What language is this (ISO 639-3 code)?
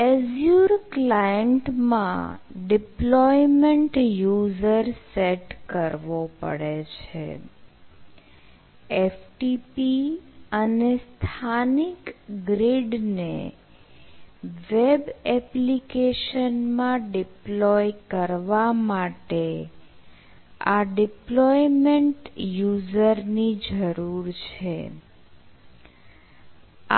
guj